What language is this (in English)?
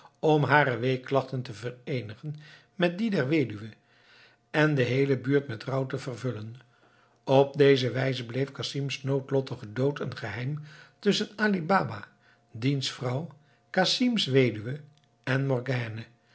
Dutch